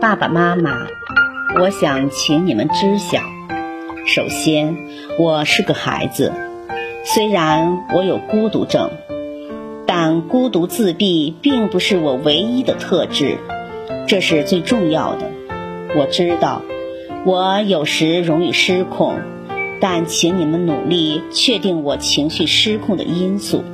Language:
Chinese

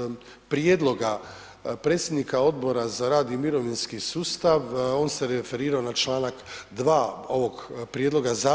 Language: Croatian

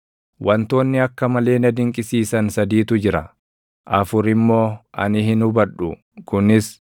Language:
Oromo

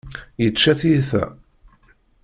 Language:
Kabyle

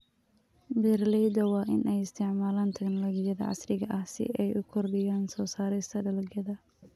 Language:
Somali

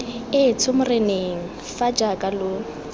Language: Tswana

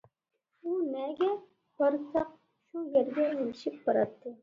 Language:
Uyghur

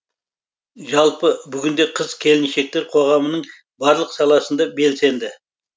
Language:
Kazakh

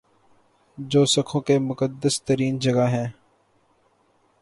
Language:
Urdu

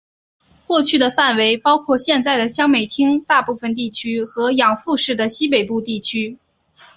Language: Chinese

